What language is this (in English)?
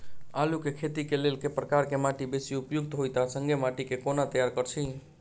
Maithili